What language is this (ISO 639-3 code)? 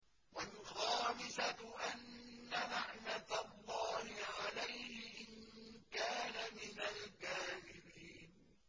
ara